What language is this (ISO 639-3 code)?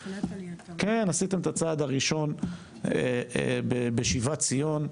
heb